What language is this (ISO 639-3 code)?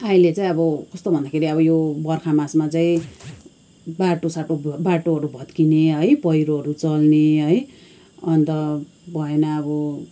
nep